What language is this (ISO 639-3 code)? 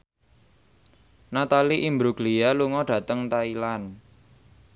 jav